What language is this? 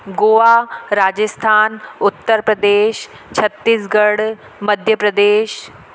Sindhi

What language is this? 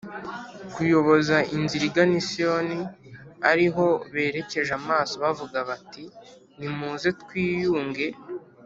Kinyarwanda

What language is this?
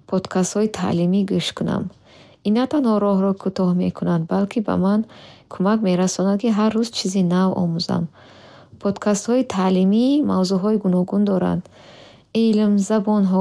Bukharic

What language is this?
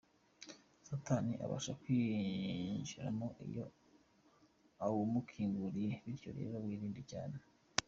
Kinyarwanda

